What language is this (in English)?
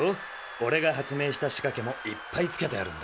Japanese